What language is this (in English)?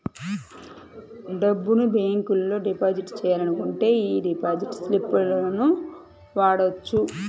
Telugu